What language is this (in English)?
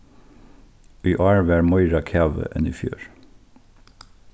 Faroese